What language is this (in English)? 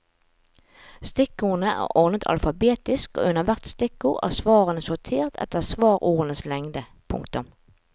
Norwegian